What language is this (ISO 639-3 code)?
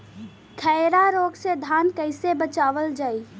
bho